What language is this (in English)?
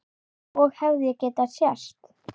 Icelandic